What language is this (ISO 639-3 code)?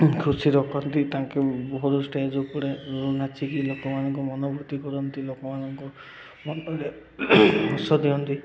ori